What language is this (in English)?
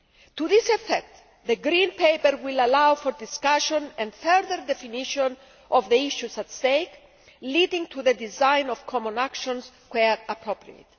English